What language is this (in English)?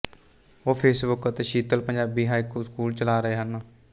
Punjabi